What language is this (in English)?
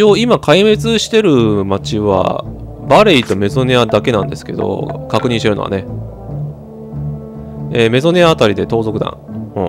Japanese